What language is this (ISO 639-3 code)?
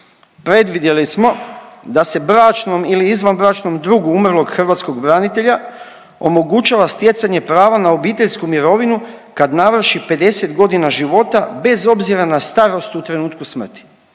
hrv